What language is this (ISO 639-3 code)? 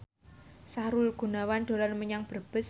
jav